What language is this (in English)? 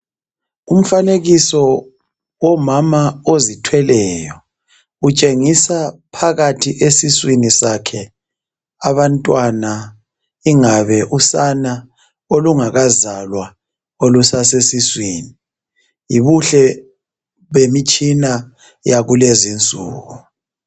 North Ndebele